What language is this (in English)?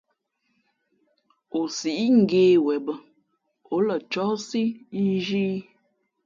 Fe'fe'